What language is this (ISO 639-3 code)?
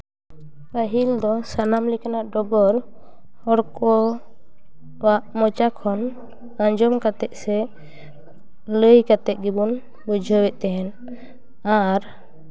sat